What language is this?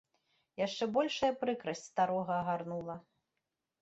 Belarusian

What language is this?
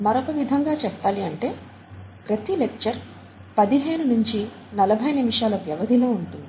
Telugu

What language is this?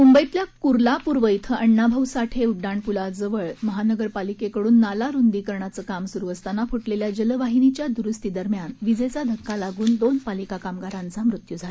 Marathi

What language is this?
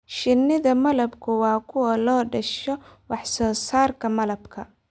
Somali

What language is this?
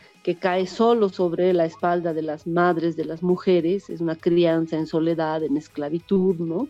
Spanish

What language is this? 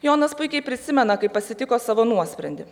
Lithuanian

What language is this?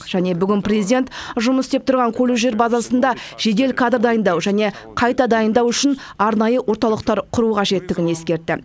Kazakh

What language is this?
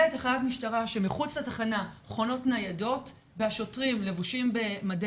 Hebrew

